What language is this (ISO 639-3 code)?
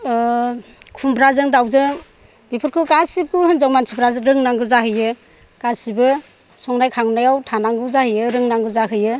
brx